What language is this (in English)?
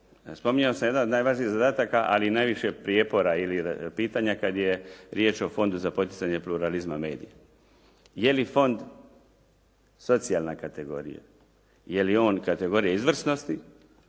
Croatian